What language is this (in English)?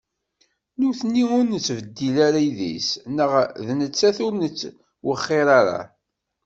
Kabyle